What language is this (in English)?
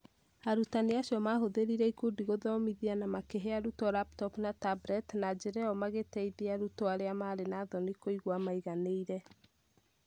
Kikuyu